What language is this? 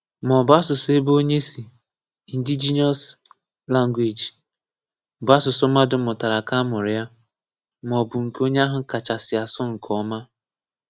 Igbo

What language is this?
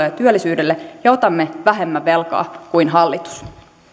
Finnish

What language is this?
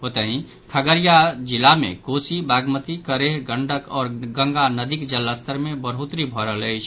Maithili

